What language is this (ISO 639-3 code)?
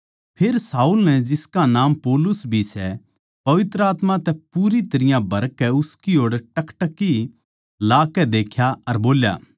bgc